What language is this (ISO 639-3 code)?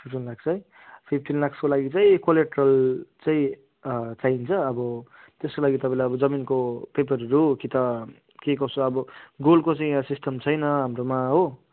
nep